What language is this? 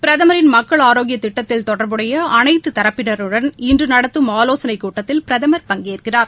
Tamil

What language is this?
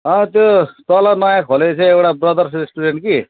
Nepali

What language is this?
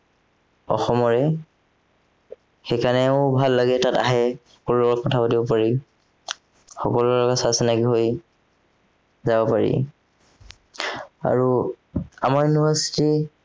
Assamese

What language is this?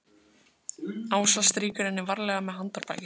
Icelandic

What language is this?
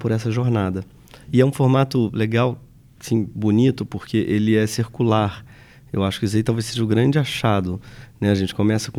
Portuguese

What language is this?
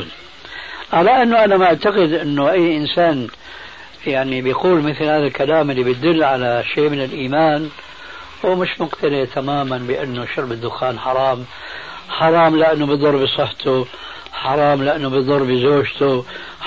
Arabic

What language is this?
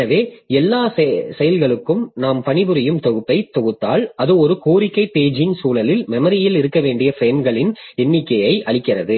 Tamil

